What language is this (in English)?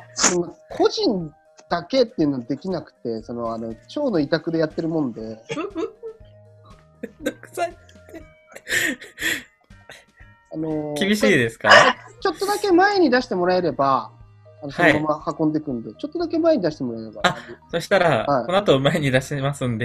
Japanese